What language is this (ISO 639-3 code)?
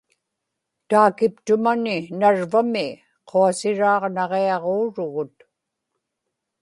ipk